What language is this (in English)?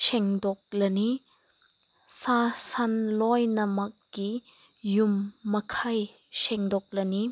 Manipuri